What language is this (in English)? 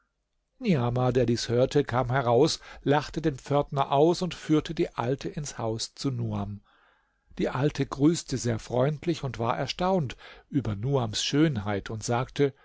German